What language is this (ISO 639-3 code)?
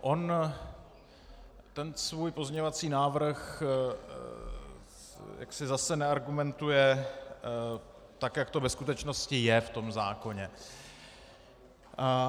ces